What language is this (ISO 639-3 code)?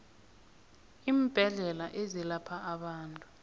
nbl